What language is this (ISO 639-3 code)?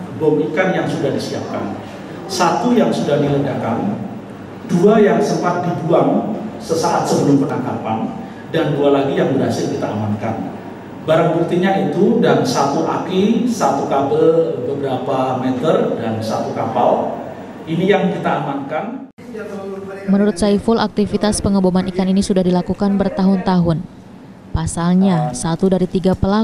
ind